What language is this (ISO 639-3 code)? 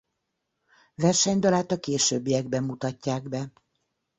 hun